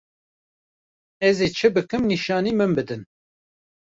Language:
Kurdish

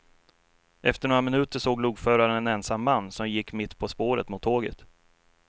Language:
Swedish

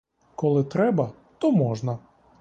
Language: Ukrainian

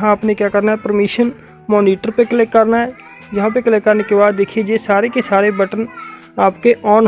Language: Hindi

